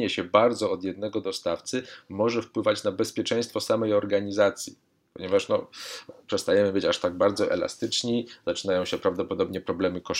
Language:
Polish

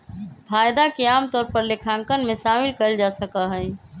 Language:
Magahi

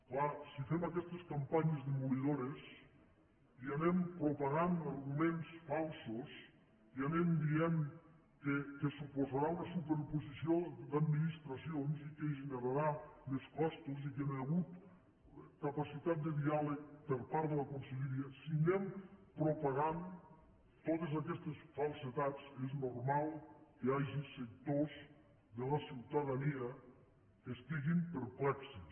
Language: Catalan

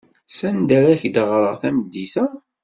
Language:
Kabyle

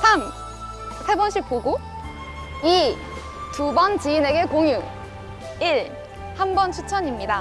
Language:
Korean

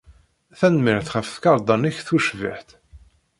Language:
Kabyle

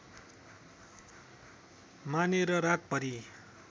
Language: Nepali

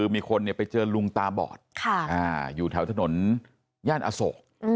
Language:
Thai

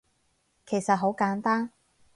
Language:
Cantonese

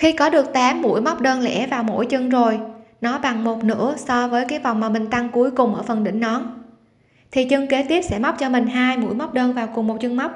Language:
Vietnamese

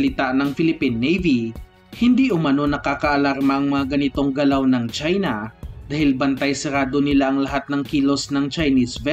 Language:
Filipino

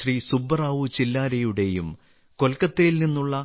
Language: Malayalam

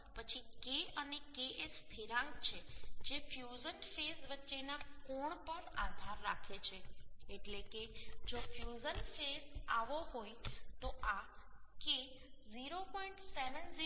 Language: Gujarati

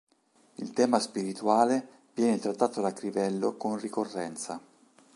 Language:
Italian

